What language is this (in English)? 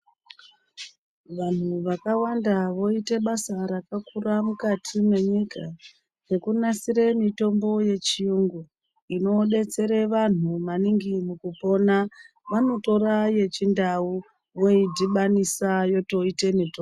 Ndau